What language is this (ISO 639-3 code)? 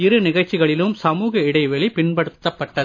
tam